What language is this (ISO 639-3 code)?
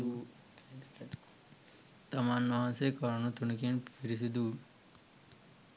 sin